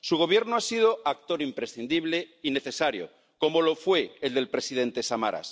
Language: Spanish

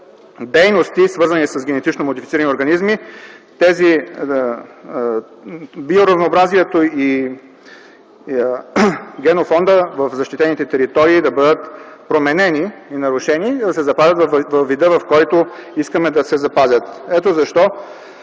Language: Bulgarian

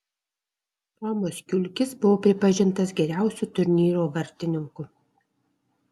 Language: Lithuanian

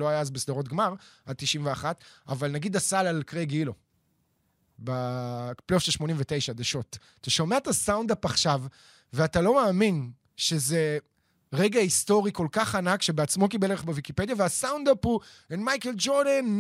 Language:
Hebrew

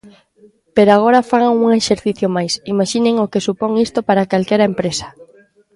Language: Galician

